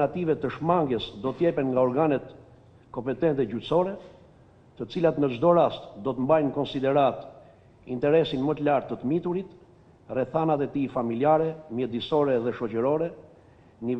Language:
Romanian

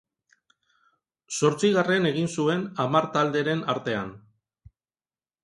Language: Basque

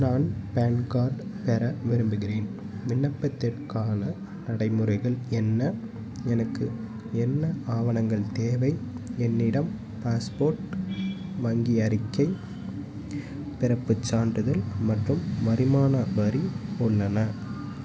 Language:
Tamil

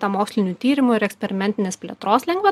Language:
Lithuanian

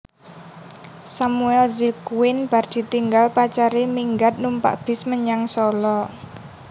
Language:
Javanese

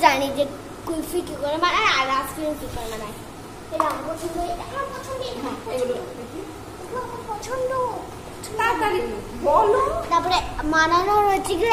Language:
Hindi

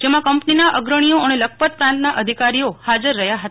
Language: Gujarati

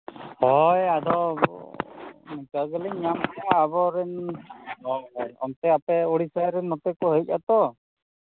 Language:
Santali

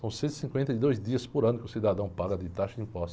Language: Portuguese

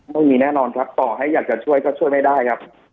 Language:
Thai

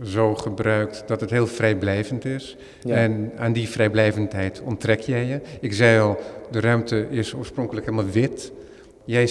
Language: Dutch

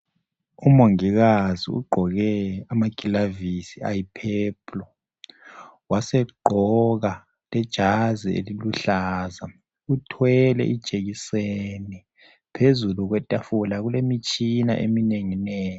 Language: North Ndebele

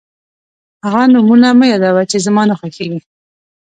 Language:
Pashto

